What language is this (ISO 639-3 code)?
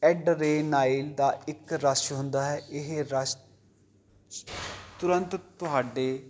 pan